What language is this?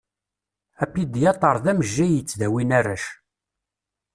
Kabyle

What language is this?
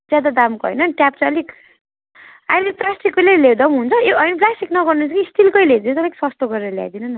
Nepali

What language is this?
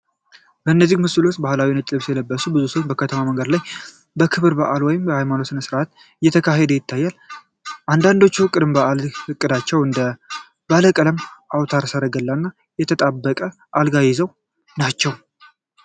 Amharic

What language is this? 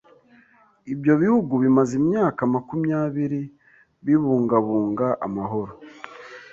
Kinyarwanda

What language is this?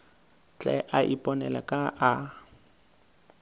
Northern Sotho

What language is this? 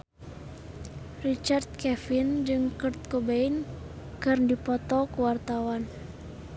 Sundanese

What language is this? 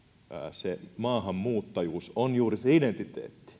Finnish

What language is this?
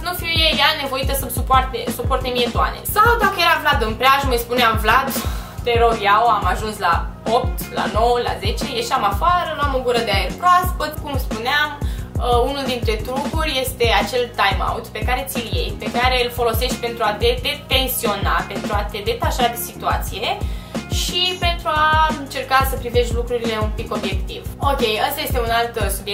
Romanian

